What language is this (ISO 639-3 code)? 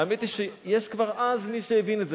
heb